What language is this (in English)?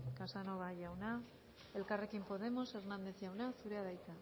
Basque